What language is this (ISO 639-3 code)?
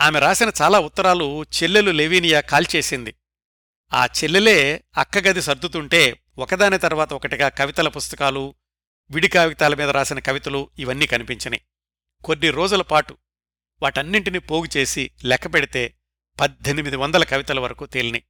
tel